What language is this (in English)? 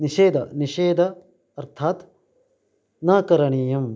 Sanskrit